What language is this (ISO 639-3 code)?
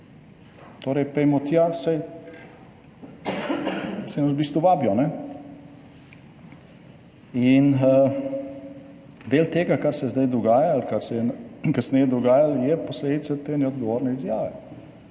slv